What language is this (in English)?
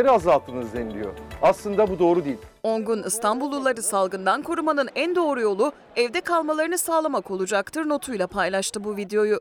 Turkish